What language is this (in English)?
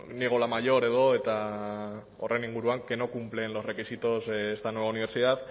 Spanish